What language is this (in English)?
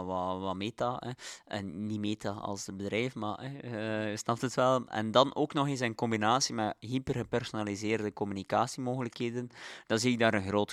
Dutch